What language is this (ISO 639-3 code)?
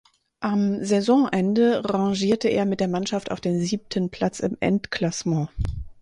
deu